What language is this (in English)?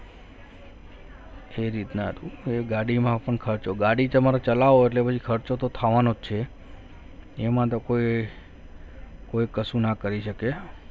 Gujarati